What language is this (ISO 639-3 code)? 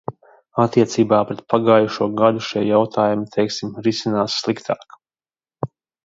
lav